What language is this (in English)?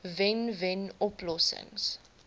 Afrikaans